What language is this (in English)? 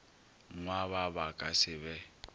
Northern Sotho